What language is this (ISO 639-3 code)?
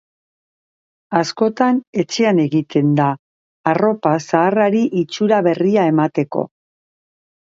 eus